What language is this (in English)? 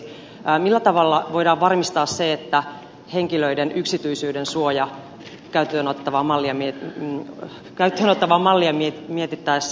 Finnish